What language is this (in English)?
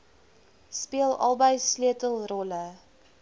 Afrikaans